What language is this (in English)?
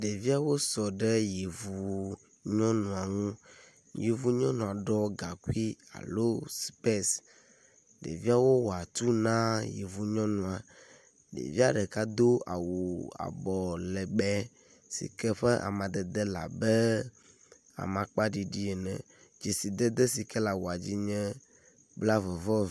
Ewe